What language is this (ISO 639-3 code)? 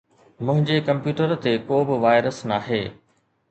snd